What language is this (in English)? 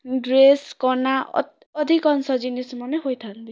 Odia